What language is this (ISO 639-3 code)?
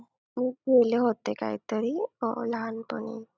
mar